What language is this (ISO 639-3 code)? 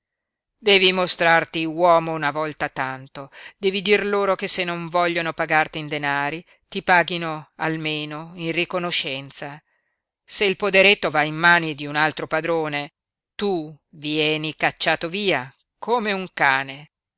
ita